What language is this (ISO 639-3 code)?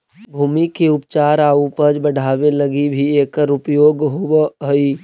mag